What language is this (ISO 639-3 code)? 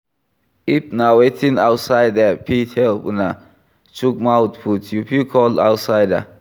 pcm